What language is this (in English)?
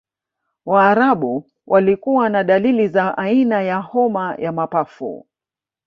Swahili